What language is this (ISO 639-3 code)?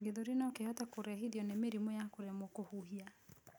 kik